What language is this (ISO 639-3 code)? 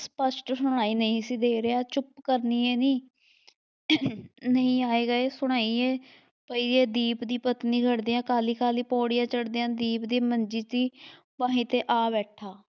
pan